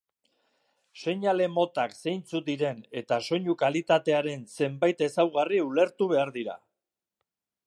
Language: Basque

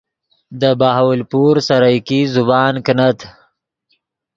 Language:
Yidgha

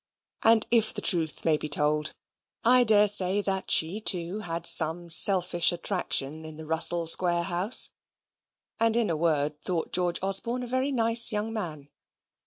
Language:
English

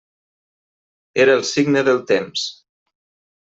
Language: Catalan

